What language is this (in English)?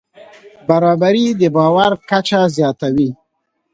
Pashto